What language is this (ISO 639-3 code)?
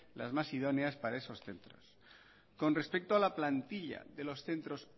spa